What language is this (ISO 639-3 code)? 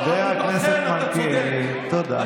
heb